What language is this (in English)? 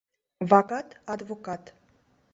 Mari